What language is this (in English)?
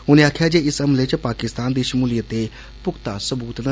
Dogri